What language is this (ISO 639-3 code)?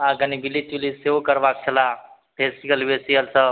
mai